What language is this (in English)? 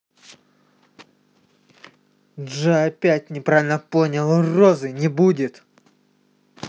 Russian